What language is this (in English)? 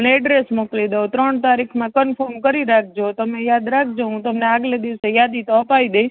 Gujarati